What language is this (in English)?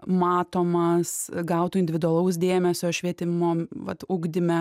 Lithuanian